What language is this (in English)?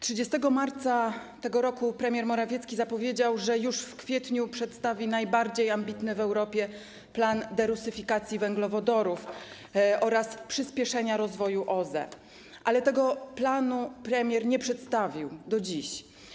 Polish